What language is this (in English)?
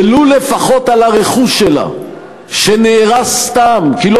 Hebrew